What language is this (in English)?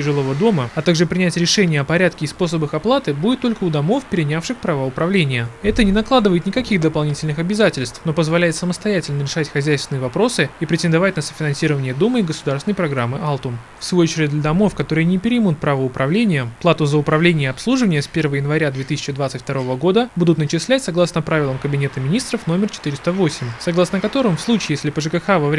Russian